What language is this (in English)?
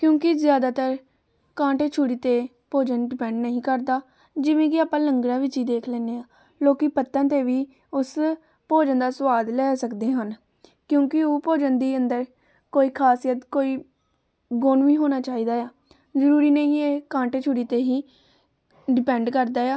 Punjabi